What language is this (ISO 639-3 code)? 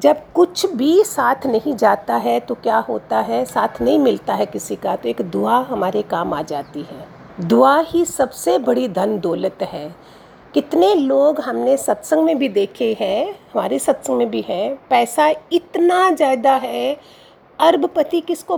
hin